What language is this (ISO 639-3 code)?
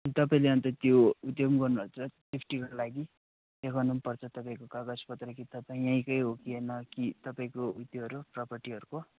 nep